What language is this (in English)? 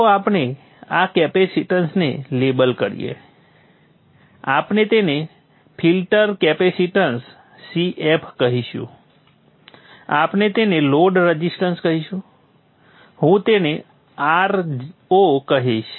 Gujarati